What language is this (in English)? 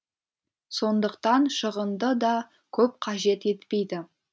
Kazakh